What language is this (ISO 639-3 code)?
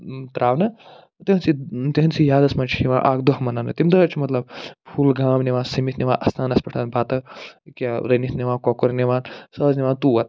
kas